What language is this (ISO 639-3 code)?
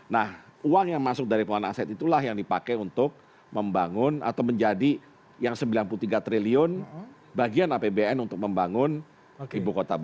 ind